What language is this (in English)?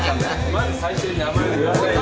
Japanese